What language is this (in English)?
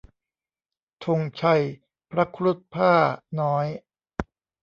Thai